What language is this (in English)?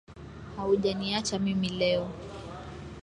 Swahili